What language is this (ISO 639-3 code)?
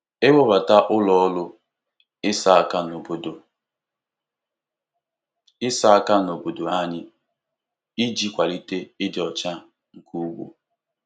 ibo